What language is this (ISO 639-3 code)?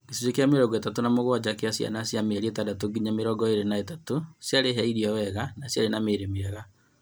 kik